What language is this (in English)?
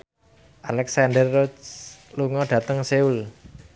Javanese